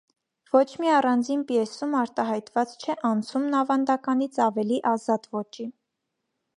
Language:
Armenian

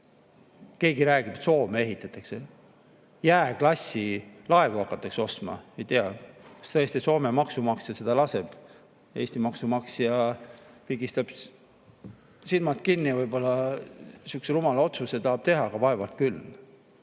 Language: Estonian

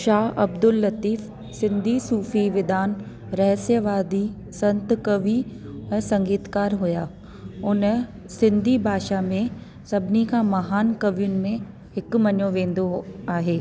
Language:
Sindhi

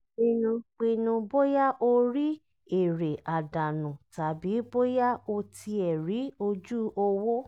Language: Yoruba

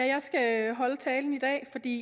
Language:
Danish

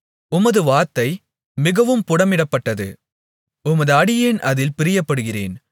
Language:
Tamil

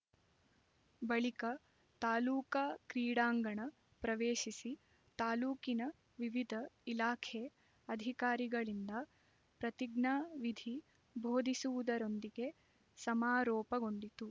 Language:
Kannada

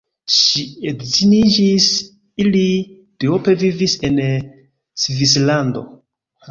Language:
Esperanto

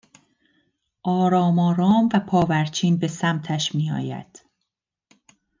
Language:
Persian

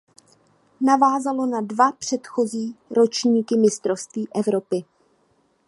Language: Czech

